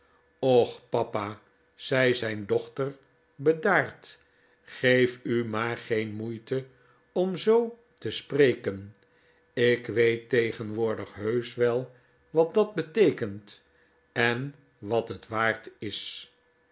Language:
Dutch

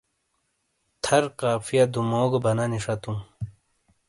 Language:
Shina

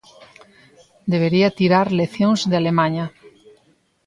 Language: Galician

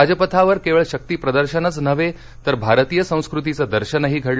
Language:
Marathi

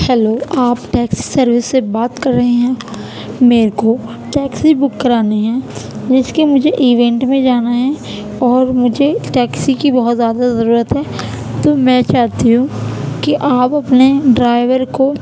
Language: Urdu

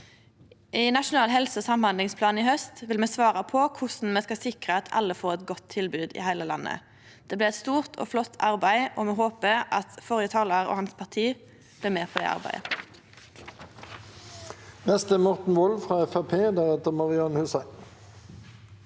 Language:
Norwegian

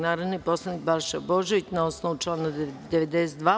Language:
Serbian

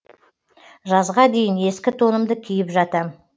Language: Kazakh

